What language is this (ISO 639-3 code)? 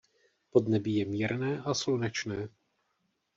ces